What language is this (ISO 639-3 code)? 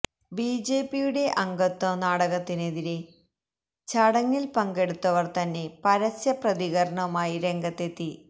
mal